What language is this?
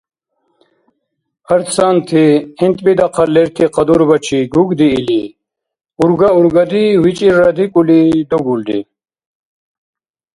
Dargwa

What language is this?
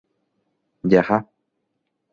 Guarani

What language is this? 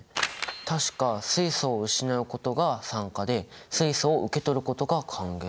Japanese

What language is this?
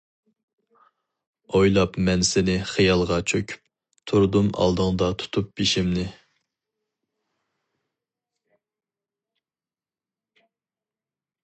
Uyghur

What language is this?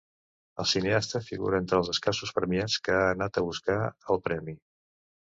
Catalan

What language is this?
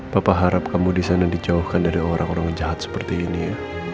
Indonesian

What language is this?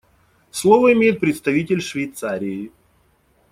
Russian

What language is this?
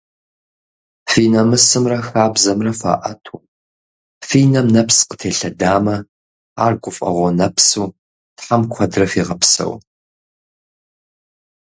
Kabardian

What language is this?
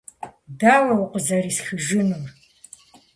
Kabardian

